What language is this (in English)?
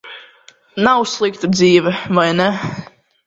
Latvian